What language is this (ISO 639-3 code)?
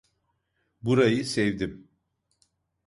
tur